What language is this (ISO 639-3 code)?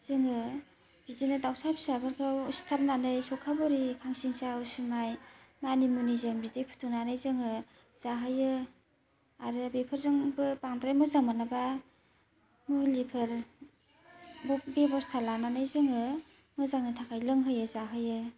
brx